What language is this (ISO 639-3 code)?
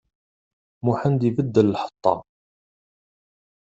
kab